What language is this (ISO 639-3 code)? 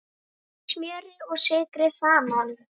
isl